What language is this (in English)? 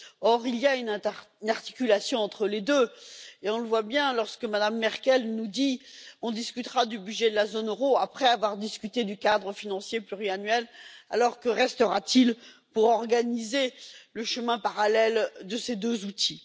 French